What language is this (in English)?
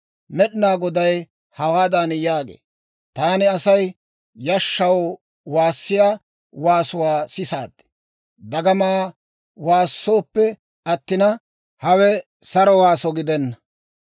Dawro